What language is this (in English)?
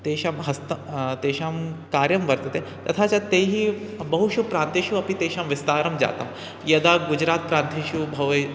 Sanskrit